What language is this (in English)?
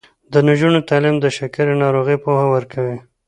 Pashto